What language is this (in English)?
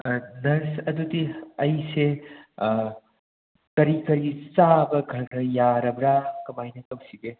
Manipuri